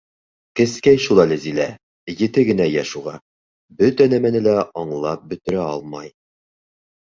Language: Bashkir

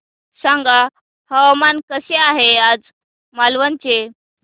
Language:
Marathi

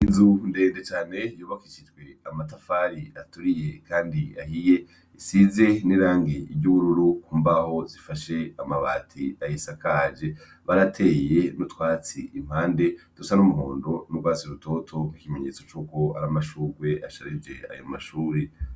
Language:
Rundi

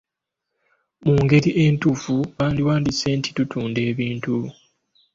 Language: Ganda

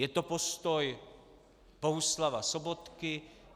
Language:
Czech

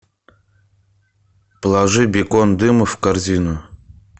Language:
Russian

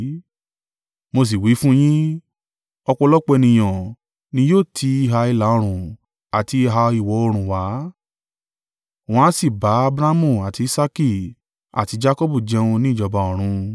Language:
Yoruba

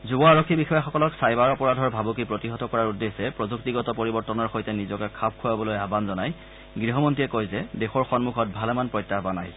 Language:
Assamese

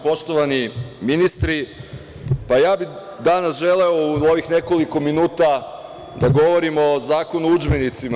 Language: Serbian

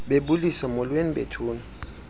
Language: Xhosa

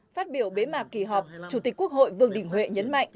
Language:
Vietnamese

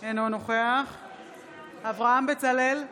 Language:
Hebrew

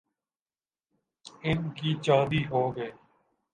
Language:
Urdu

